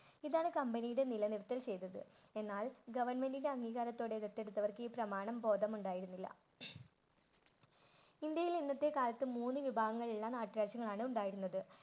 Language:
Malayalam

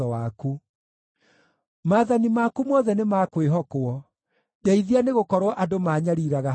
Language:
Kikuyu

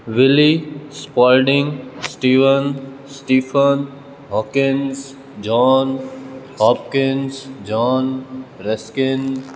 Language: Gujarati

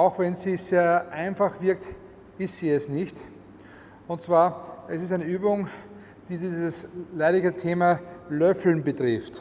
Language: German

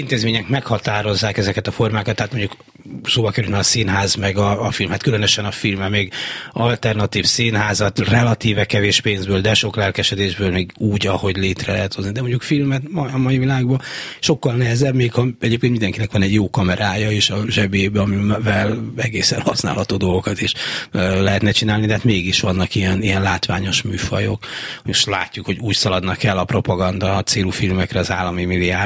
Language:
Hungarian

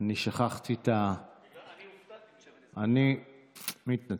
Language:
Hebrew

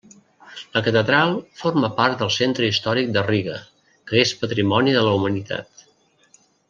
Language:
Catalan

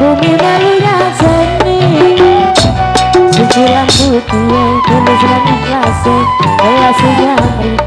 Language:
Indonesian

